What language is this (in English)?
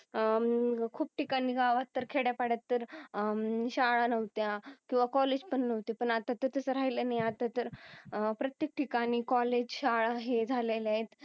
Marathi